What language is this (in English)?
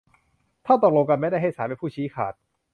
Thai